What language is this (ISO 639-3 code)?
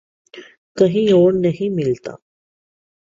urd